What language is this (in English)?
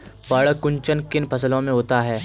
Hindi